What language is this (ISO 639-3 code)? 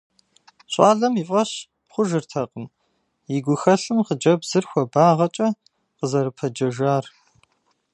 kbd